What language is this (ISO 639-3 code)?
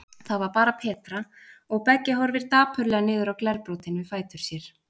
isl